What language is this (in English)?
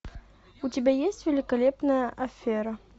Russian